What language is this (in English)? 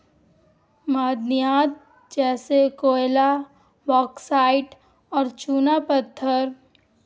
Urdu